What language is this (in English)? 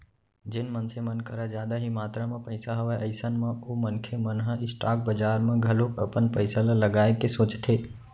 Chhattisgarhi